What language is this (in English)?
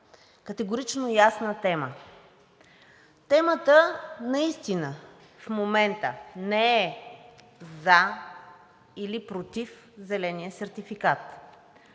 Bulgarian